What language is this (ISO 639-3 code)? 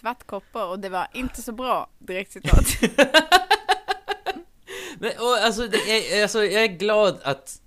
swe